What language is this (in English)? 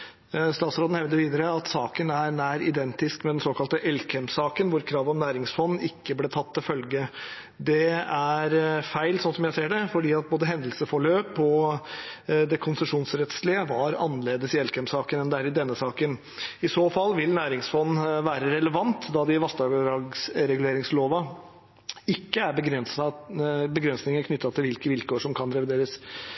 Norwegian Bokmål